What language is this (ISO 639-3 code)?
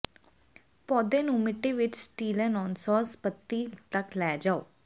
pan